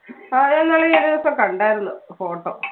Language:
Malayalam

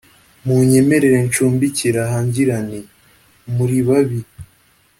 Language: Kinyarwanda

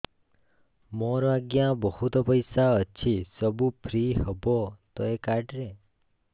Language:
Odia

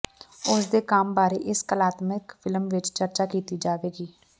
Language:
Punjabi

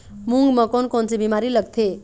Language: Chhattisgarhi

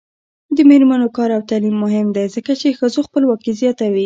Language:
Pashto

